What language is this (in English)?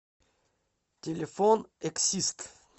Russian